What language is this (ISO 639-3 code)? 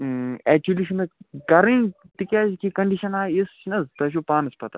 kas